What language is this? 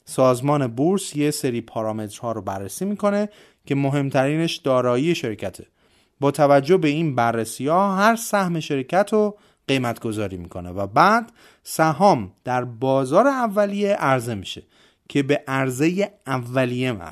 Persian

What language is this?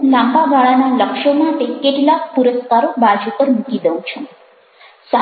Gujarati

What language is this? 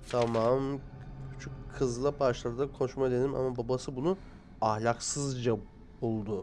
Turkish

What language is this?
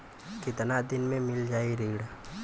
Bhojpuri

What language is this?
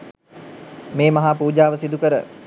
Sinhala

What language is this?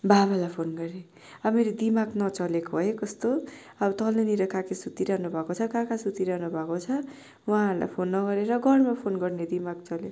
Nepali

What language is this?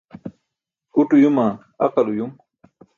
Burushaski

